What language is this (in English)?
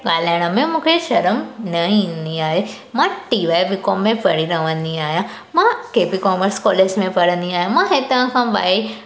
Sindhi